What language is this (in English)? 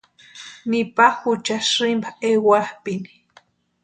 Western Highland Purepecha